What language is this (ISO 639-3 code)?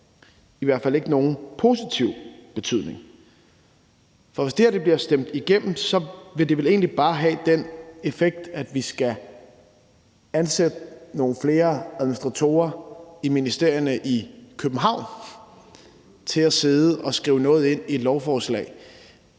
dan